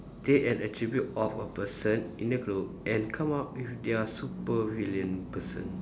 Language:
English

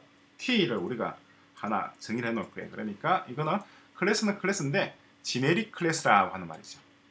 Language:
Korean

